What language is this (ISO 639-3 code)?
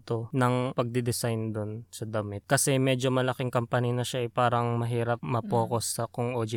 fil